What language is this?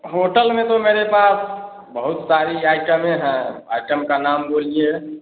Hindi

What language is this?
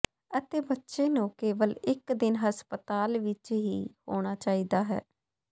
Punjabi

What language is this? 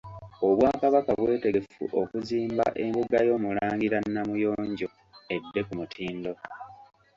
Ganda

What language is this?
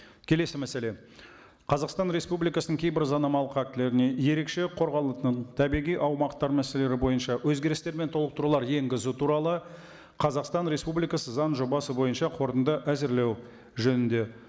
Kazakh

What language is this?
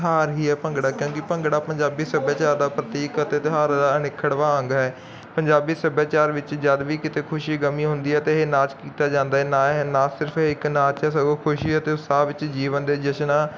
Punjabi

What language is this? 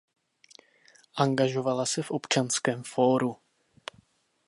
Czech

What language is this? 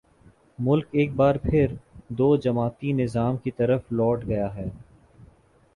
Urdu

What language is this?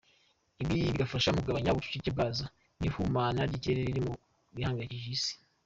Kinyarwanda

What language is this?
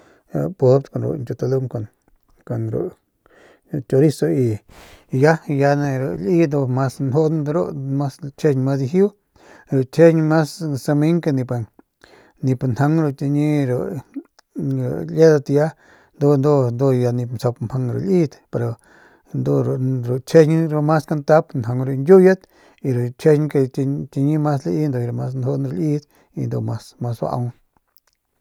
Northern Pame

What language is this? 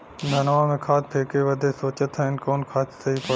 Bhojpuri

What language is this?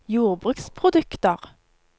Norwegian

